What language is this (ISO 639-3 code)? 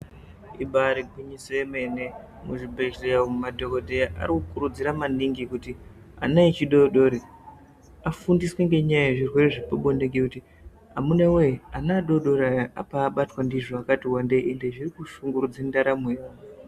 ndc